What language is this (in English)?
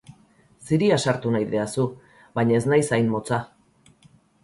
Basque